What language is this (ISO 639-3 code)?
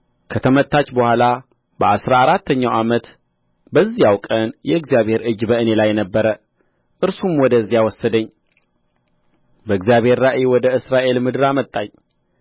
amh